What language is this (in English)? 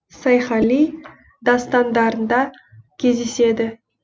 Kazakh